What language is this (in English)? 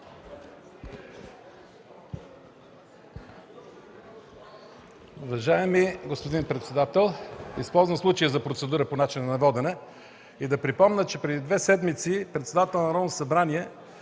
Bulgarian